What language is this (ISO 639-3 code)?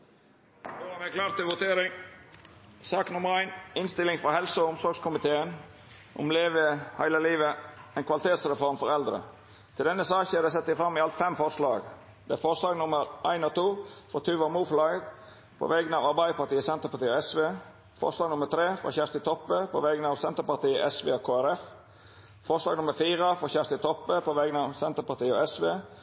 nno